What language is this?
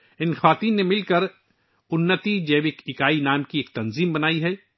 Urdu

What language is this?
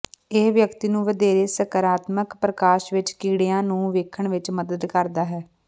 Punjabi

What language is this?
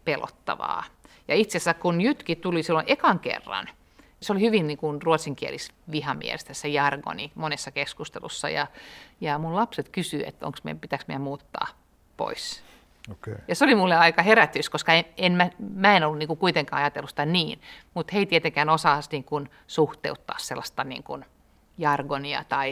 Finnish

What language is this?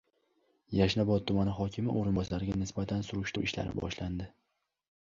Uzbek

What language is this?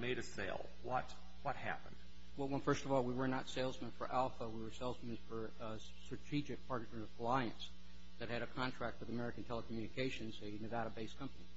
English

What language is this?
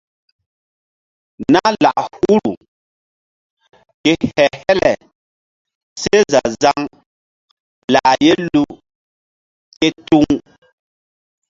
Mbum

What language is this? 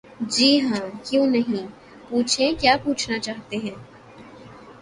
Urdu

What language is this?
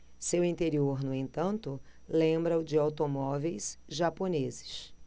Portuguese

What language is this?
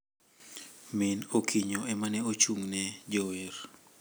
Luo (Kenya and Tanzania)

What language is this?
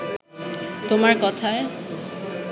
Bangla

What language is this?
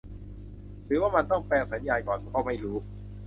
Thai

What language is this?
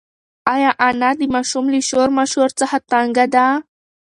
Pashto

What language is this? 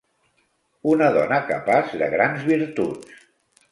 Catalan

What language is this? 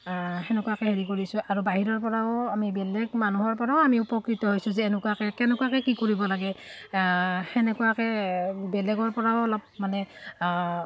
Assamese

